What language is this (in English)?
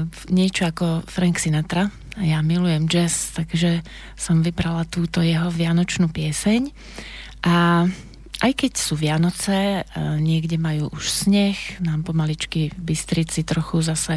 Slovak